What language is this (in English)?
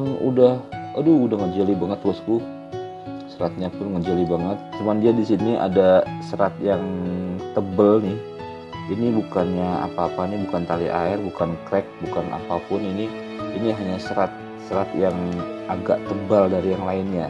Indonesian